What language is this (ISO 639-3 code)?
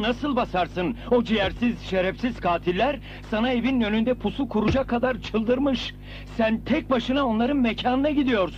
tur